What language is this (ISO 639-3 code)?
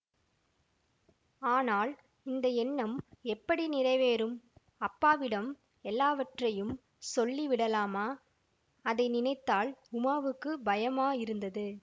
tam